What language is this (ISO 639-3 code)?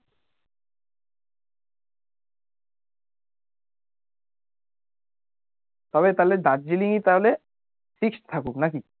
ben